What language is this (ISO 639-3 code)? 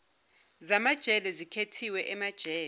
zul